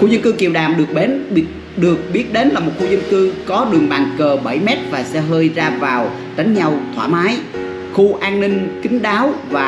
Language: Vietnamese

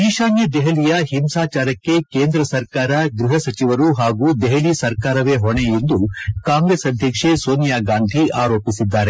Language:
Kannada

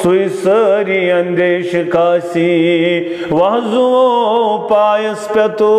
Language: Arabic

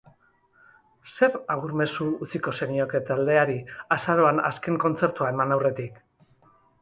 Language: Basque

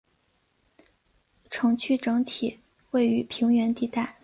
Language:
Chinese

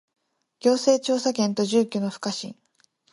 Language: Japanese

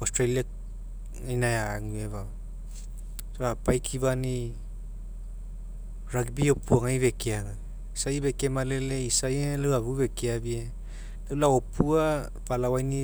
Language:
Mekeo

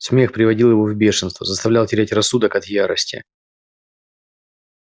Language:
Russian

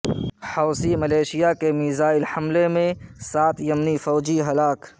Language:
Urdu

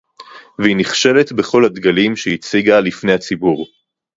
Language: Hebrew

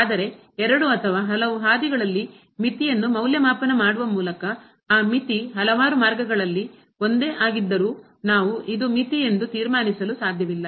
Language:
Kannada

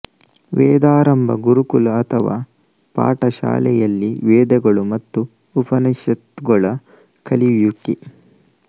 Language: Kannada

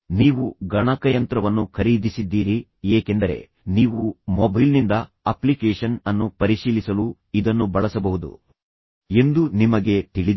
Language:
Kannada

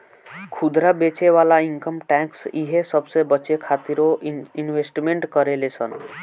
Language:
Bhojpuri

